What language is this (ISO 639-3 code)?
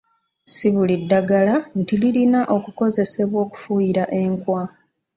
lug